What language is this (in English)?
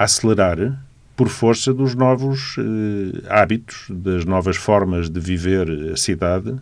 Portuguese